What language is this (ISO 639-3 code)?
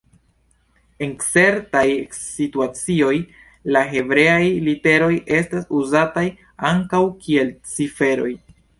epo